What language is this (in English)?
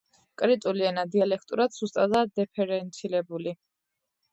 Georgian